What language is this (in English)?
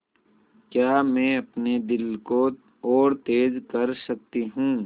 Hindi